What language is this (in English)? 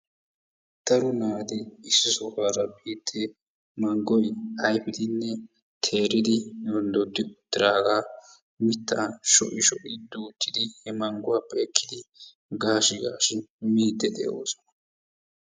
Wolaytta